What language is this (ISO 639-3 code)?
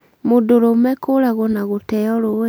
kik